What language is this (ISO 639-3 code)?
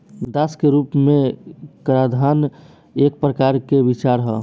bho